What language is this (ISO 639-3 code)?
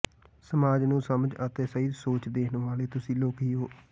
pan